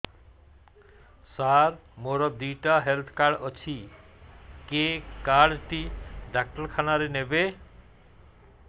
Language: Odia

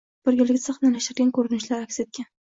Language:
Uzbek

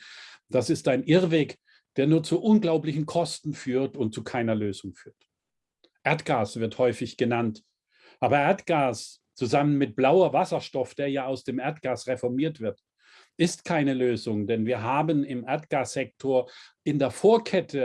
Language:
German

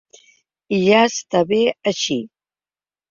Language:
Catalan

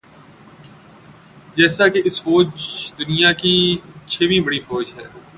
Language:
Urdu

